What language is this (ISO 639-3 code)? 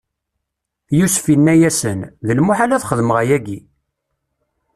kab